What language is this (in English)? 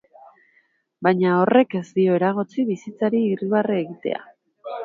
Basque